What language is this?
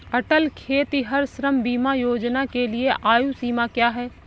Hindi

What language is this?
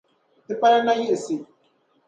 Dagbani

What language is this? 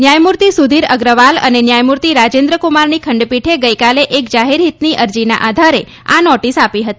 Gujarati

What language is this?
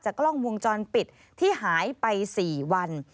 Thai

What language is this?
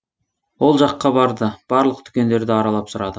Kazakh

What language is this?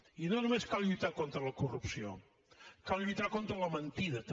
Catalan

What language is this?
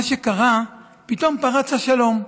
Hebrew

